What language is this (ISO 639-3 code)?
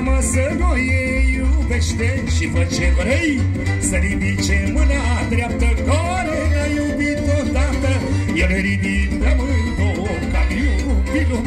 ron